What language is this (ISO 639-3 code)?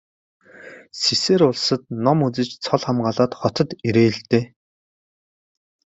mon